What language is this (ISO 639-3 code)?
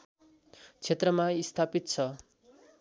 nep